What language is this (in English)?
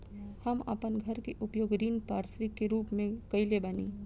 Bhojpuri